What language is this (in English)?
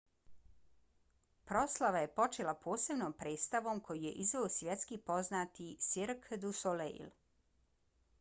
Bosnian